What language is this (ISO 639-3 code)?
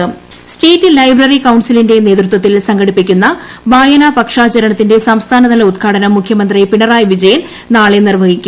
mal